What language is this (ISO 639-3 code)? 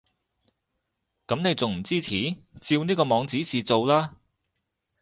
yue